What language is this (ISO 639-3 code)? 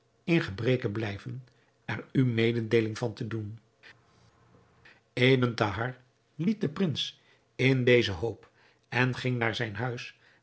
nld